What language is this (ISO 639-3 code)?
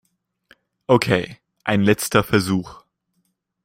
deu